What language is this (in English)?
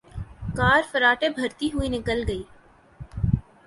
Urdu